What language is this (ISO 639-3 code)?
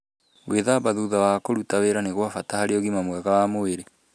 kik